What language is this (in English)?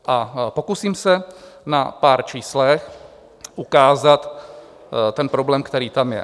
Czech